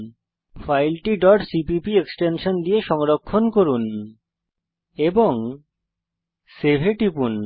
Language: Bangla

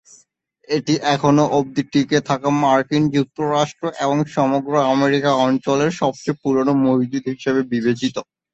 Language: Bangla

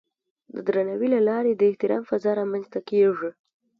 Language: Pashto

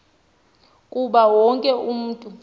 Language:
Xhosa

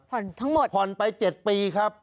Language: Thai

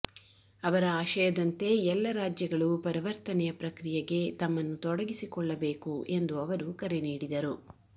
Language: Kannada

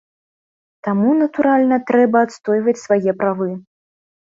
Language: Belarusian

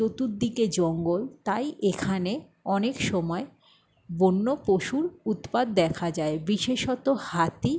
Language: Bangla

